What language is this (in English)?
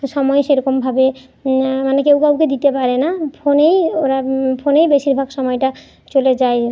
Bangla